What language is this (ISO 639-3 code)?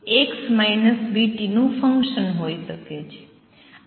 guj